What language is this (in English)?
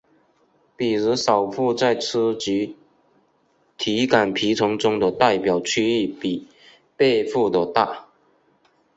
Chinese